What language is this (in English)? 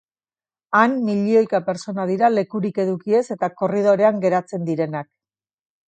Basque